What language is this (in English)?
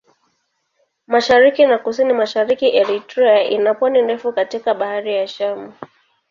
Swahili